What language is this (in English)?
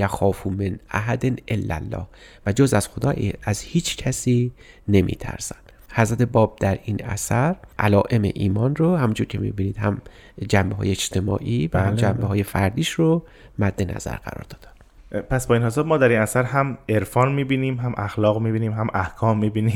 Persian